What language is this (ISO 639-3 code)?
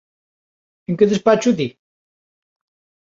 glg